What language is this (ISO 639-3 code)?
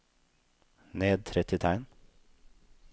nor